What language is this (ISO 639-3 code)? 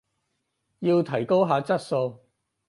yue